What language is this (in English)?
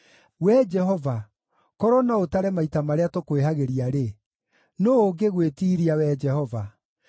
Kikuyu